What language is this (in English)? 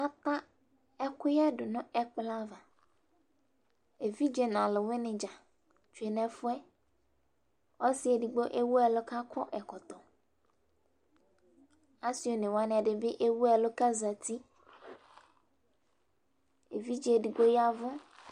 Ikposo